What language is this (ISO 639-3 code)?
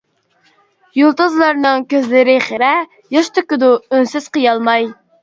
uig